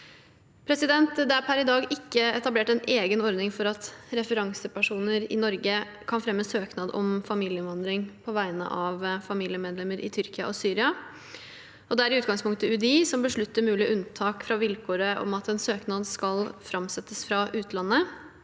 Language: Norwegian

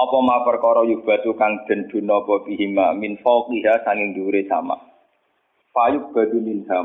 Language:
Malay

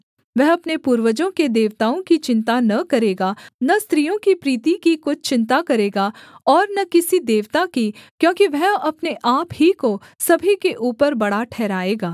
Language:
Hindi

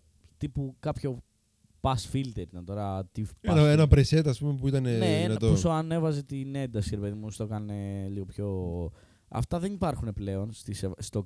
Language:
Greek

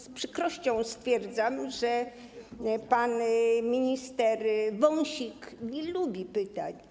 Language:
Polish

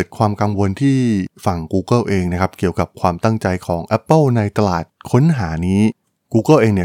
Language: Thai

